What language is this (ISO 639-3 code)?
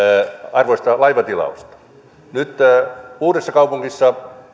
fin